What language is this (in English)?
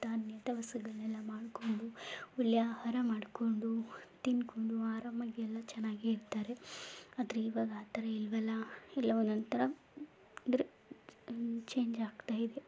Kannada